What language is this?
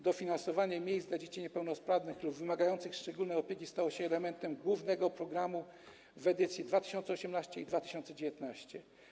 Polish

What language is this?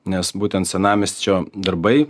Lithuanian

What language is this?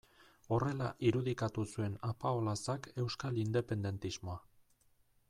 Basque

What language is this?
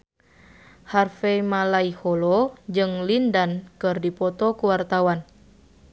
Sundanese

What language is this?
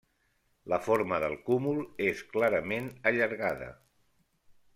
Catalan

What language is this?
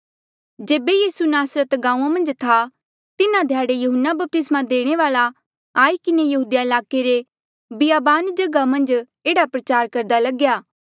Mandeali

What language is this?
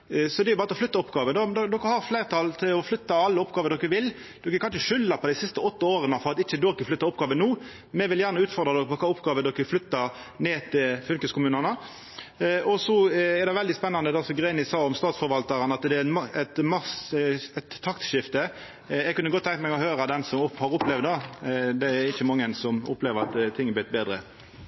Norwegian Nynorsk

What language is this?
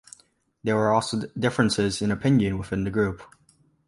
English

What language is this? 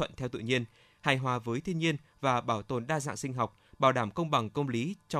Vietnamese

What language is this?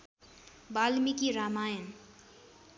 Nepali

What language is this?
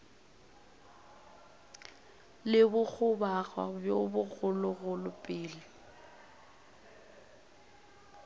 Northern Sotho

